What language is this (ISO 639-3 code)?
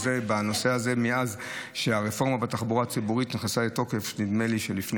heb